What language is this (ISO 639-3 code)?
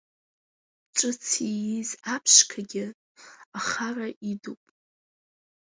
abk